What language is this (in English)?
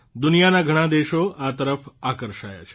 Gujarati